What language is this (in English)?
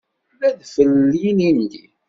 Kabyle